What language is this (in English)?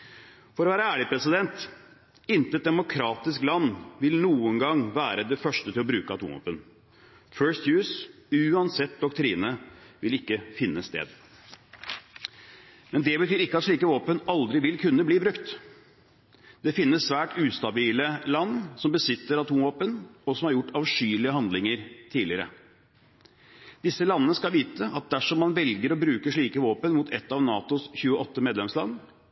Norwegian Bokmål